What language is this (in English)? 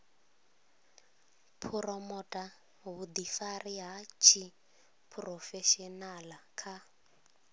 Venda